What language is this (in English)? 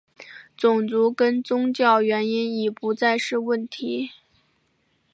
Chinese